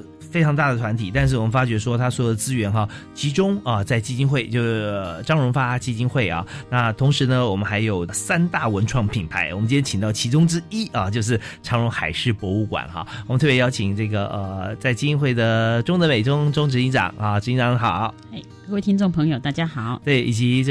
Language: Chinese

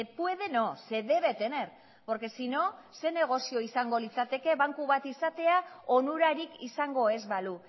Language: Basque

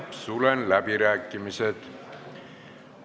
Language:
Estonian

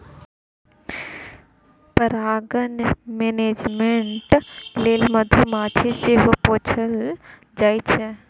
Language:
Maithili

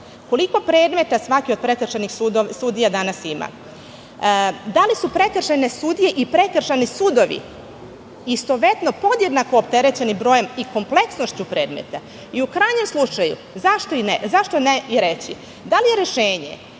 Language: Serbian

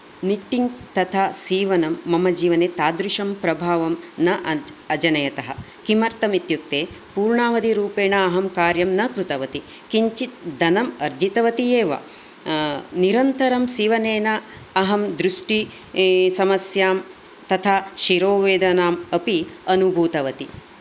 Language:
Sanskrit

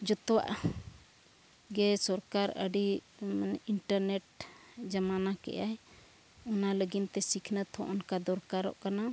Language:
Santali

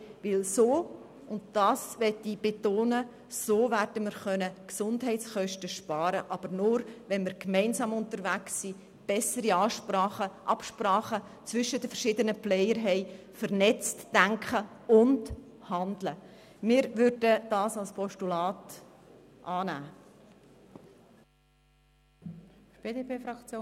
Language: Swiss German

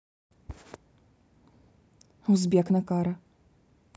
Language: Russian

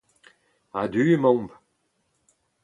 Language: Breton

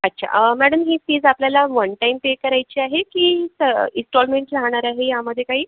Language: Marathi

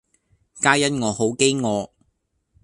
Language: Cantonese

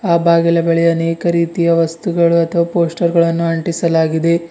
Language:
Kannada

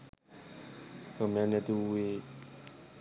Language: Sinhala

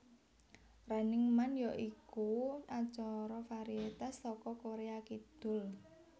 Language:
Javanese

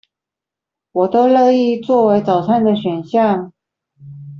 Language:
Chinese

